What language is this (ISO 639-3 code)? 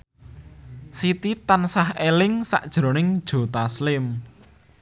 jav